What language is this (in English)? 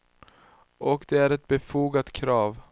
Swedish